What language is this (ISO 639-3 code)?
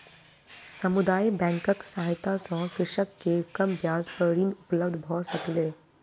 mai